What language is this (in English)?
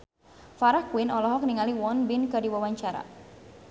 Sundanese